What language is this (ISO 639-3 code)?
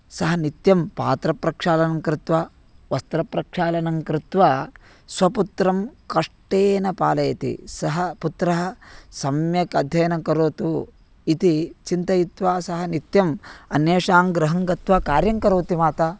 san